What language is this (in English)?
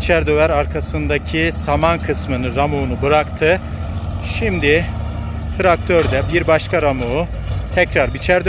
Turkish